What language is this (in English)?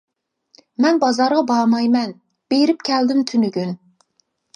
Uyghur